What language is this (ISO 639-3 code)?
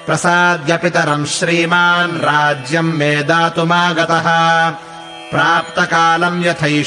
kan